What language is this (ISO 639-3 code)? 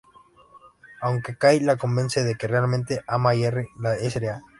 spa